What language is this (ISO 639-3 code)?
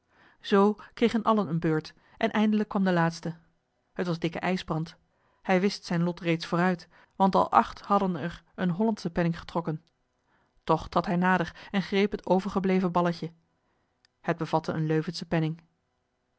nld